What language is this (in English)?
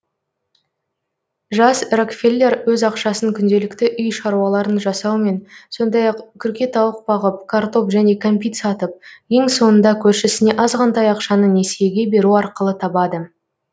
Kazakh